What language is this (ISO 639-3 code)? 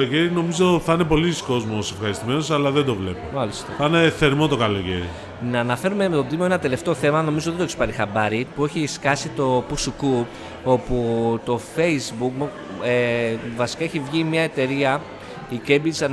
ell